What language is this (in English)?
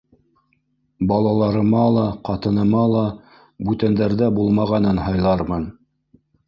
Bashkir